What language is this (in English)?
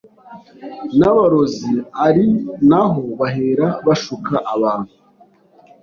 Kinyarwanda